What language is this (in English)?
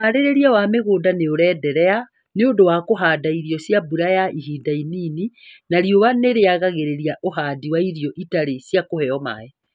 Kikuyu